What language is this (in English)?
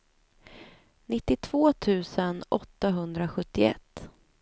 Swedish